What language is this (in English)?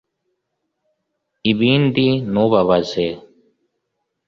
Kinyarwanda